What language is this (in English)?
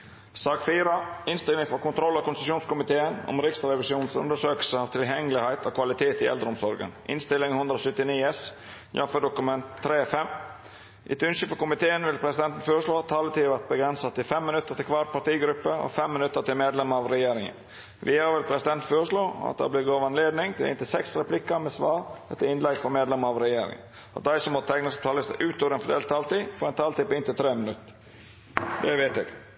Norwegian Nynorsk